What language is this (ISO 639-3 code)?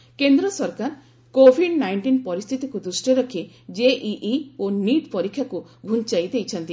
ori